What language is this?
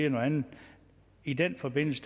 Danish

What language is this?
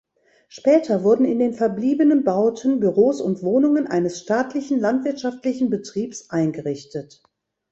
German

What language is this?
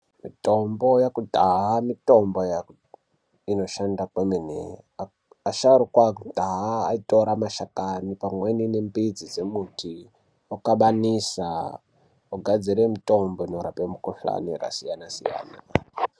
Ndau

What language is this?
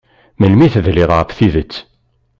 Kabyle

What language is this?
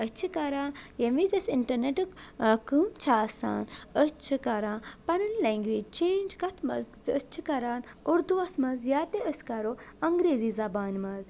Kashmiri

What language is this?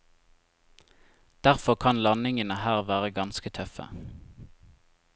Norwegian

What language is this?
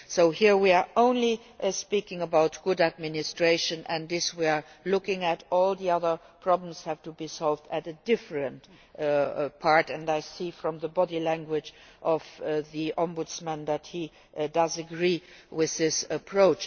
English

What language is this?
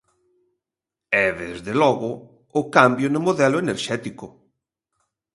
Galician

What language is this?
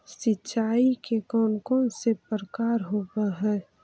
Magahi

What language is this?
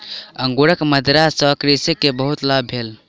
Maithili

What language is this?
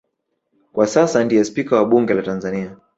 Swahili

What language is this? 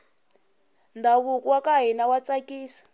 Tsonga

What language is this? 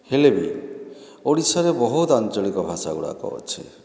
Odia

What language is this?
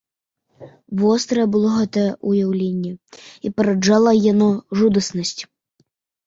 Belarusian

